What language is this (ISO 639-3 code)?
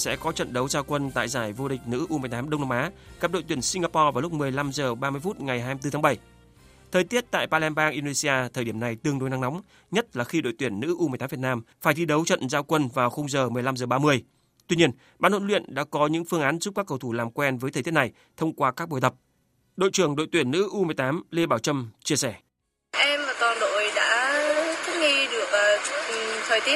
vie